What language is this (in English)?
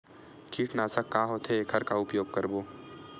Chhattisgarhi